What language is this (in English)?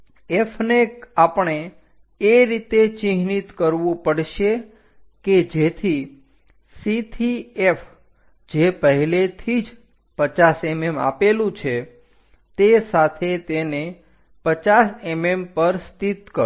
Gujarati